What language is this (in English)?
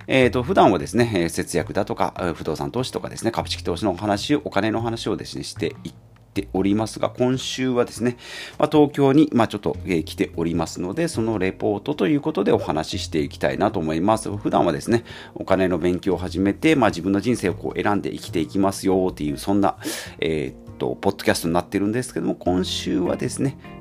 Japanese